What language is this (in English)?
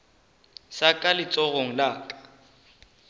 Northern Sotho